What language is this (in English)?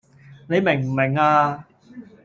Cantonese